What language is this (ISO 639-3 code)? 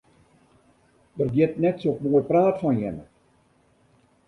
fry